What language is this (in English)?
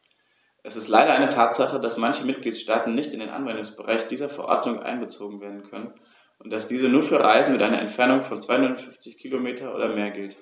German